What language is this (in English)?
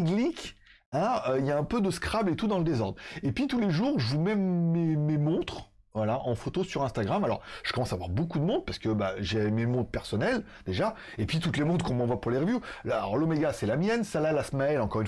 French